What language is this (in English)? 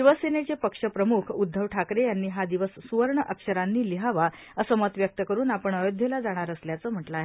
Marathi